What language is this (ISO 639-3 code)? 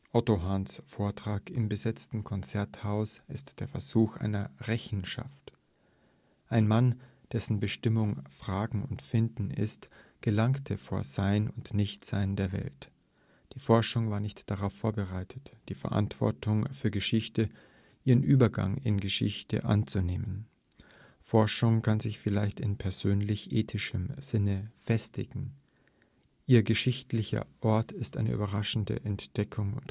deu